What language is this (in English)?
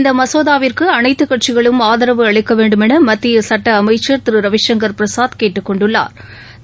Tamil